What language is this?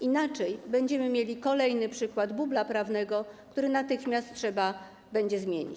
Polish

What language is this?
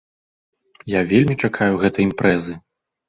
Belarusian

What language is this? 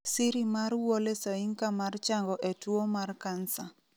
Luo (Kenya and Tanzania)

